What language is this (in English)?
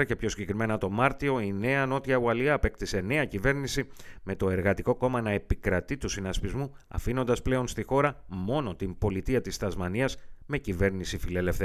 Greek